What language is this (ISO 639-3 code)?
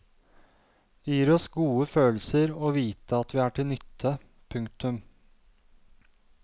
nor